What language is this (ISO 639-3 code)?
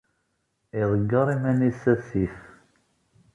kab